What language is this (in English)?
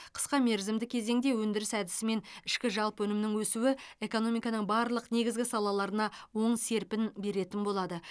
Kazakh